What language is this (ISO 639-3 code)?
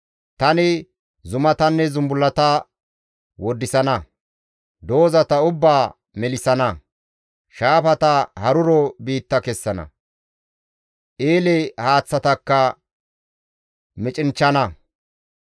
gmv